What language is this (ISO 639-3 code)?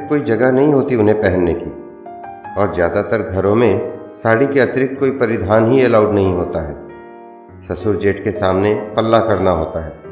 hin